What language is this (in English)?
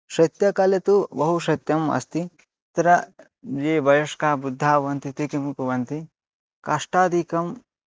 Sanskrit